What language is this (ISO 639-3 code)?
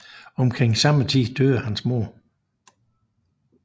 dan